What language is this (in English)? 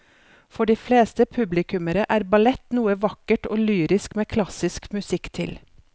Norwegian